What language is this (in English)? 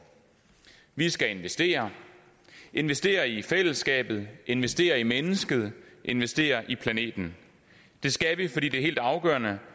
Danish